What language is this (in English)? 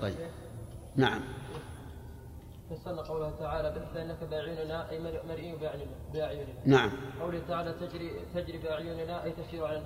Arabic